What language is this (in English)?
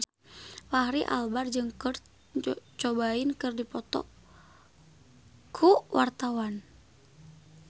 Sundanese